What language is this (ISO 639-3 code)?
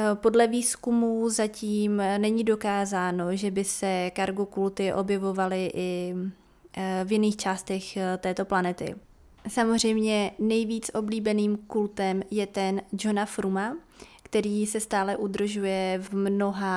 ces